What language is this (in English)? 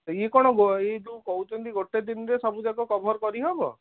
Odia